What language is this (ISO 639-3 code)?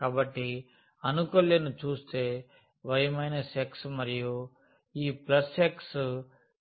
tel